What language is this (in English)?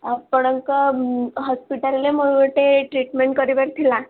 Odia